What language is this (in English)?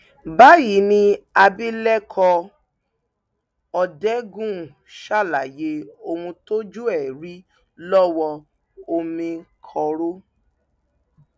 Yoruba